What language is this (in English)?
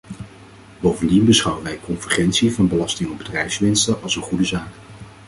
Dutch